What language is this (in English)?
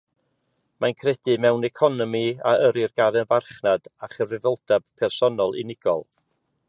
Welsh